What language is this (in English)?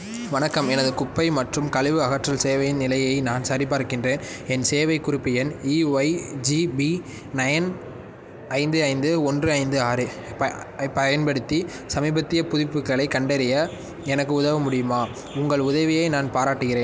Tamil